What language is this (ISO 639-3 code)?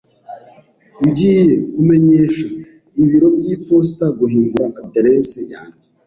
kin